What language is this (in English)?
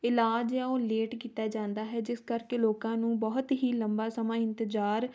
Punjabi